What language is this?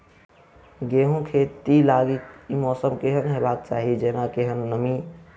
Maithili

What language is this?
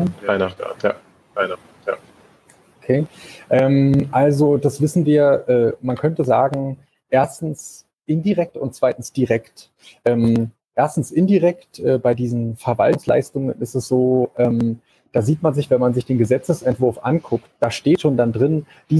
German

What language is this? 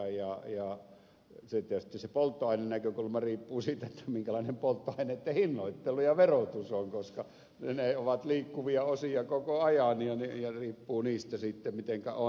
Finnish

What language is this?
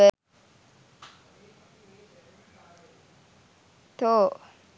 Sinhala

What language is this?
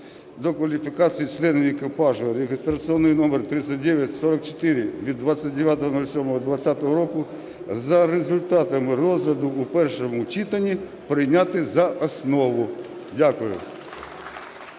Ukrainian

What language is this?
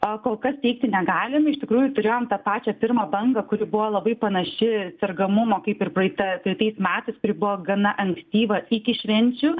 Lithuanian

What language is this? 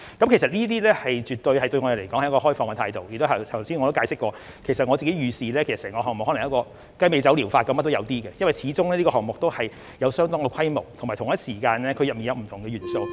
Cantonese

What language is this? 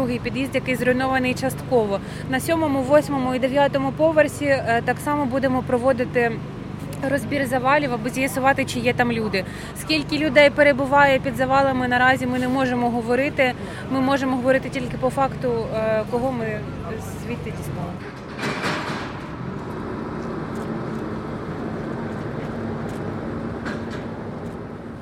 Ukrainian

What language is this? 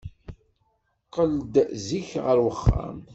Kabyle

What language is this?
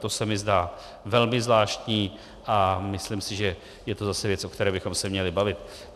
Czech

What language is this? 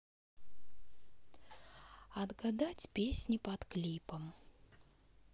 Russian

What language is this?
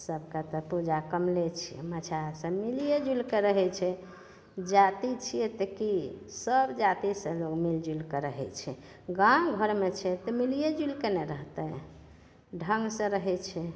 Maithili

